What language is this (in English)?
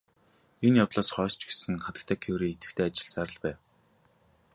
Mongolian